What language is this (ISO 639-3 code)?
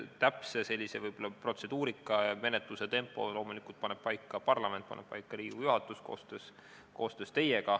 est